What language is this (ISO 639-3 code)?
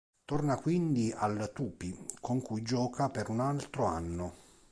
ita